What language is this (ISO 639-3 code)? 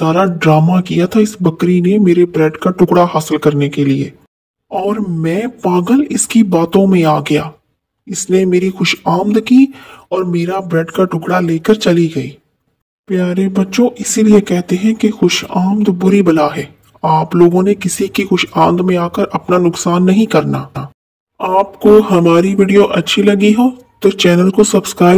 hin